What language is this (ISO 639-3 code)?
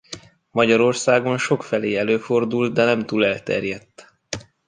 hun